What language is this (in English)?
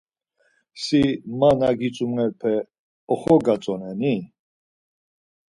Laz